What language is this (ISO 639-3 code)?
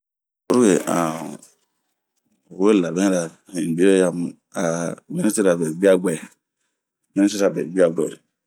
bmq